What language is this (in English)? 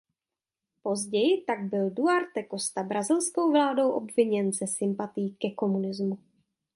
Czech